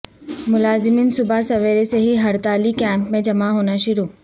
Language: Urdu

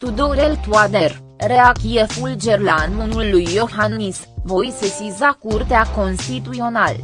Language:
Romanian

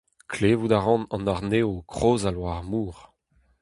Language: Breton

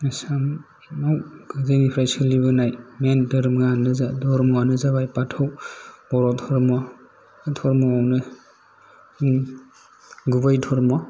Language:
Bodo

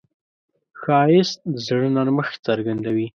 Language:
Pashto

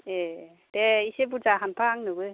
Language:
Bodo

